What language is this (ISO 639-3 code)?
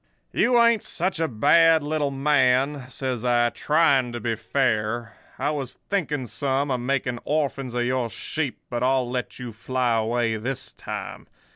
eng